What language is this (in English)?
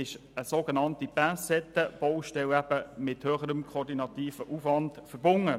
Swiss German